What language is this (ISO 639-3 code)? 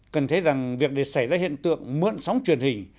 vie